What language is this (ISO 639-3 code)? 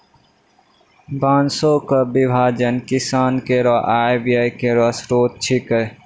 mai